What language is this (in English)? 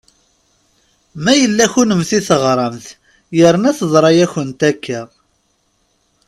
Kabyle